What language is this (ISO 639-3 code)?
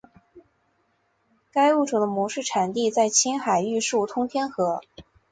zho